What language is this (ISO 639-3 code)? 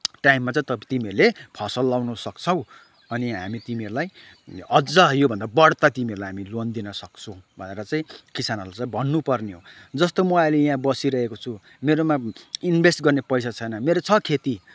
nep